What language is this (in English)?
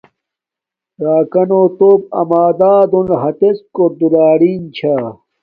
Domaaki